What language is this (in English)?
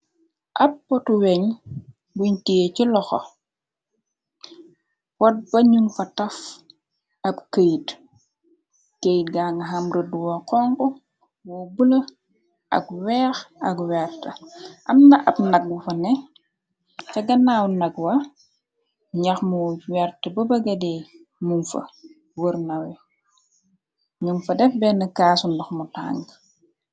Wolof